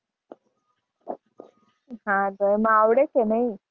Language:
Gujarati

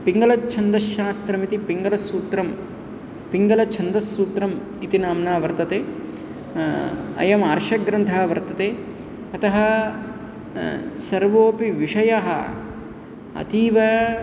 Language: Sanskrit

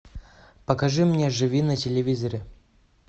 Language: Russian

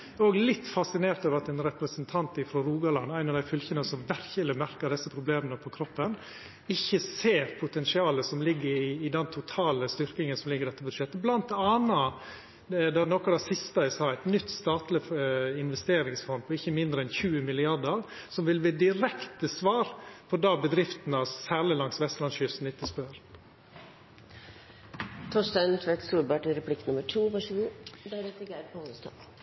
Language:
Norwegian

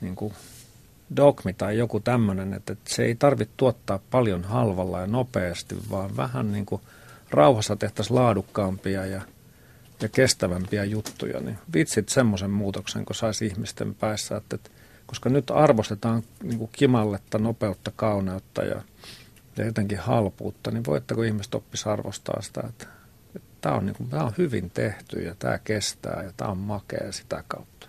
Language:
Finnish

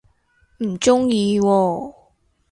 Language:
Cantonese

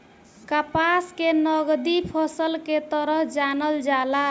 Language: Bhojpuri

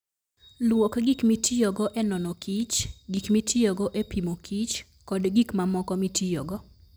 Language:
Luo (Kenya and Tanzania)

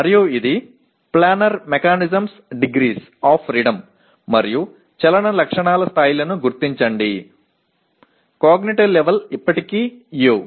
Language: Telugu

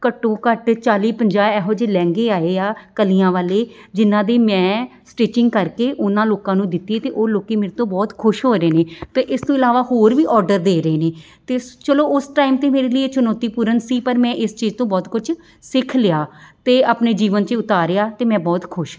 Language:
Punjabi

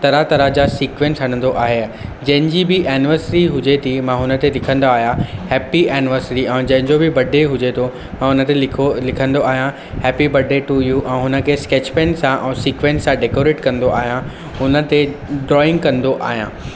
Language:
Sindhi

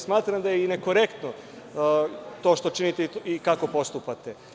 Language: Serbian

